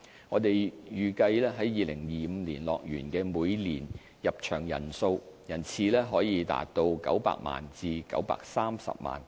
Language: Cantonese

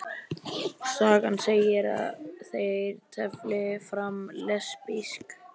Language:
Icelandic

